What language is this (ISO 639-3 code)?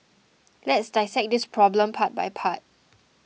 eng